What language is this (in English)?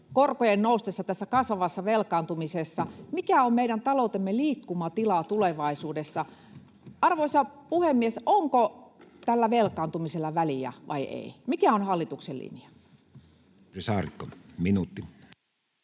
Finnish